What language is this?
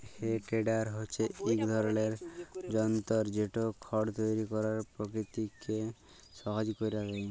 Bangla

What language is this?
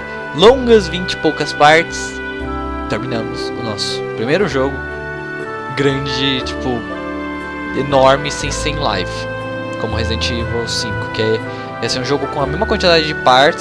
Portuguese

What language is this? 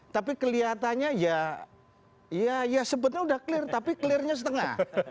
Indonesian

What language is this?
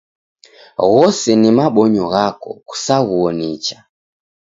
Taita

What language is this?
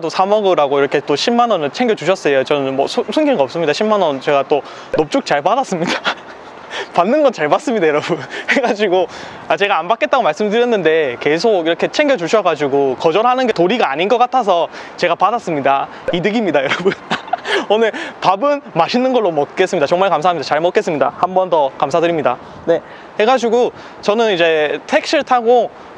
Korean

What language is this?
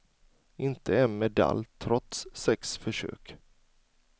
Swedish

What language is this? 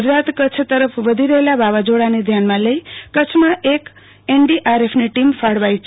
Gujarati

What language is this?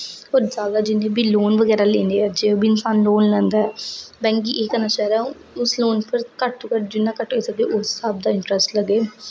Dogri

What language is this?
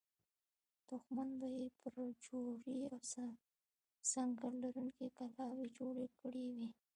Pashto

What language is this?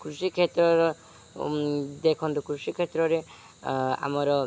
Odia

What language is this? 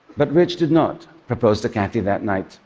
English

